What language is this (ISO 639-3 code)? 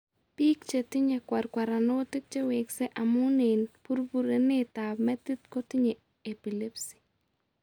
kln